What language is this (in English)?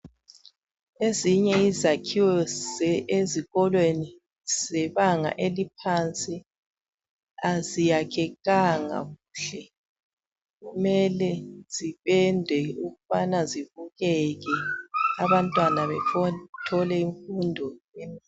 North Ndebele